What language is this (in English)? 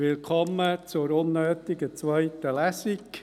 Swiss German